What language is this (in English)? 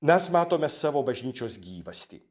Lithuanian